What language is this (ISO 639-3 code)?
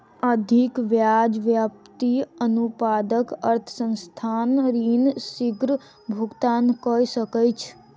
mai